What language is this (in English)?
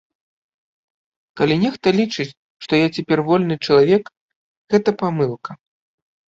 Belarusian